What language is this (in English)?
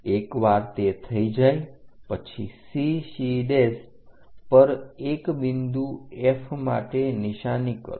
Gujarati